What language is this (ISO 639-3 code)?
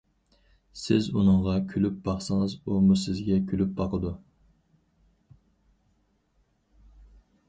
uig